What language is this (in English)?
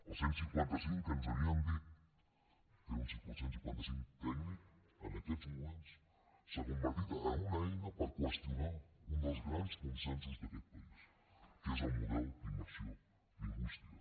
Catalan